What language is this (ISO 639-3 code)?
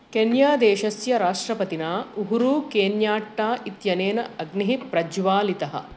san